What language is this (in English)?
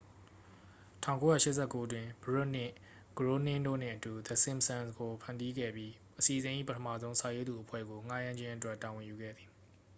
Burmese